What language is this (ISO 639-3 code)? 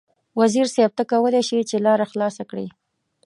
pus